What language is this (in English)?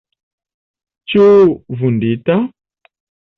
Esperanto